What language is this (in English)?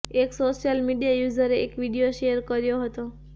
Gujarati